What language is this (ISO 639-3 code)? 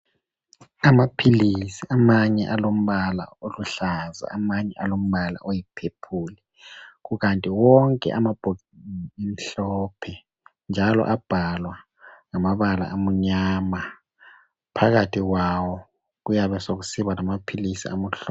nde